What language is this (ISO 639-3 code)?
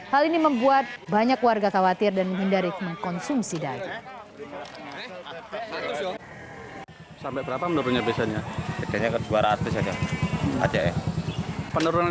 ind